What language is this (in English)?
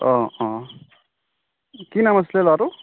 Assamese